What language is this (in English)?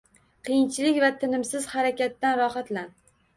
Uzbek